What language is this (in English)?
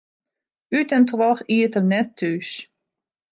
Western Frisian